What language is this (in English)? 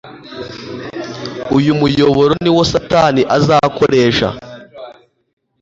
Kinyarwanda